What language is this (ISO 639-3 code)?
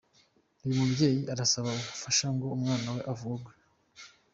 kin